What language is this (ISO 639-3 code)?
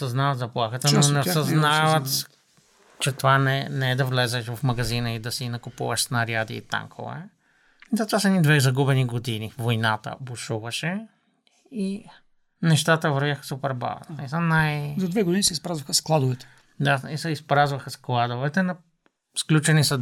bul